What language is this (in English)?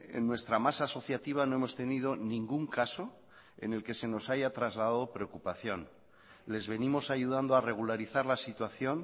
Spanish